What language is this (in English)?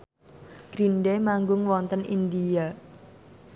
Javanese